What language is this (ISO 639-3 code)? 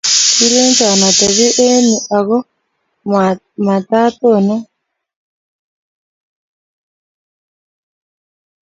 kln